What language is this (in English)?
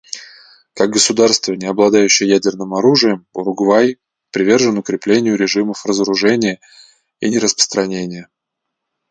Russian